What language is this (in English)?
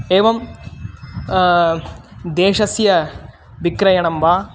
Sanskrit